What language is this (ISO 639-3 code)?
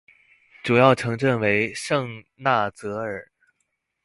zho